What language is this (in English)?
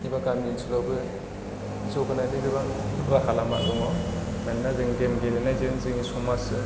Bodo